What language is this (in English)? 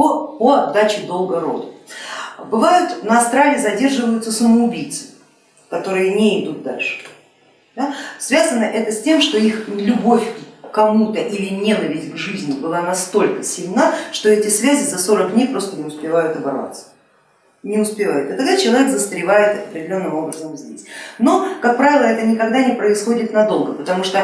Russian